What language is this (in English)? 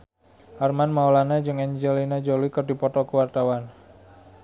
Sundanese